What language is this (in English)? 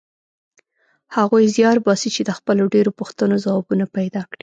Pashto